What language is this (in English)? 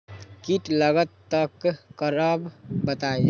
Magahi